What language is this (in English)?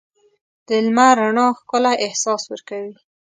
Pashto